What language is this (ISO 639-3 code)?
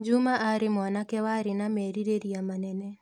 kik